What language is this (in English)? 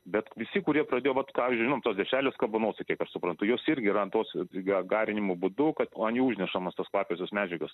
Lithuanian